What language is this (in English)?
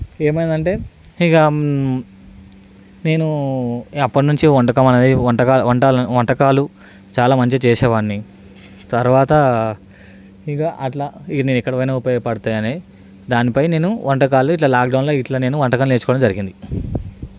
Telugu